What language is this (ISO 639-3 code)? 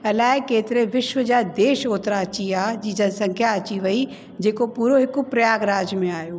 snd